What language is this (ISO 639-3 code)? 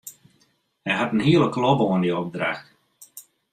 fry